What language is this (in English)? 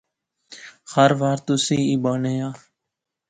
Pahari-Potwari